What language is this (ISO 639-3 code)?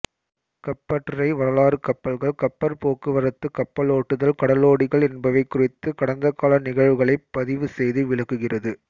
tam